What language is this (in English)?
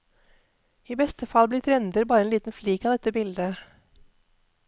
Norwegian